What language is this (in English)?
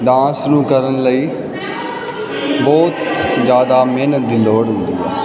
Punjabi